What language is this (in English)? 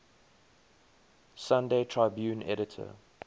English